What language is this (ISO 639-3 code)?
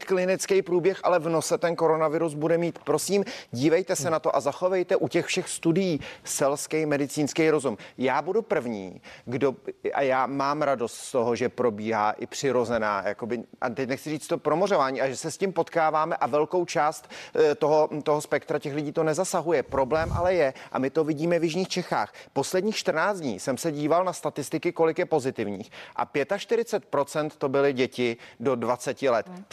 ces